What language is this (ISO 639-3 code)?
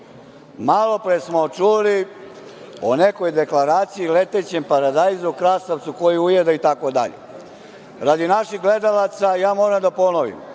srp